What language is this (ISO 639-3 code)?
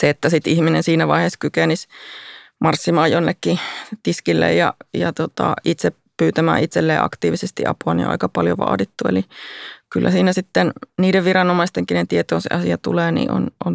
fin